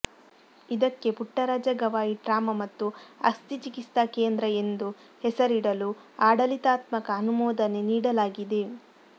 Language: Kannada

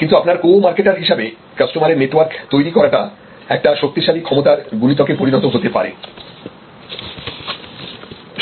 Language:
Bangla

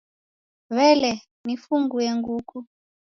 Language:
Taita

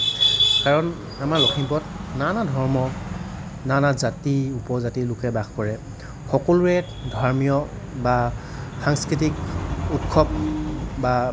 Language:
Assamese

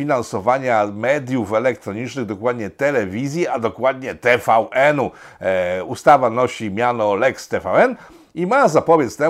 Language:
Polish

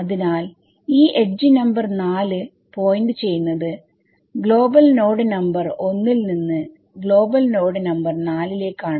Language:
Malayalam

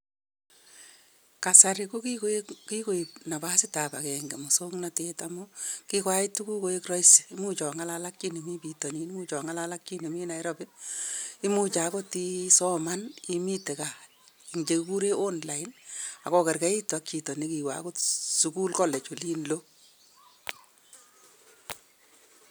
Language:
Kalenjin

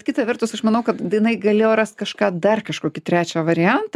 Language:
Lithuanian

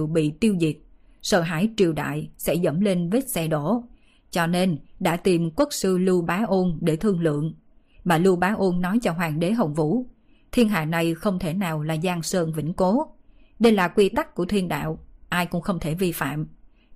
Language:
Vietnamese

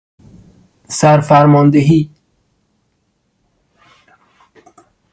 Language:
Persian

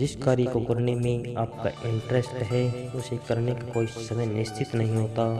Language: Hindi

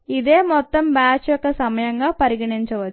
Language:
Telugu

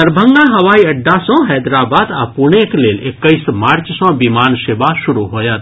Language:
Maithili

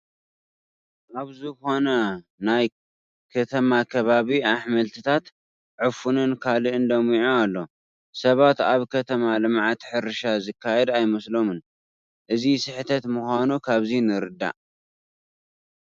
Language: Tigrinya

